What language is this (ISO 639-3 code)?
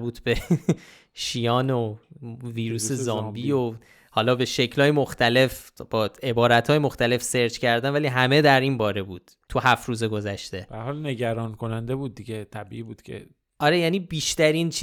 fas